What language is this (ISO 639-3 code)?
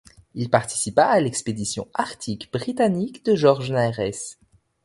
fra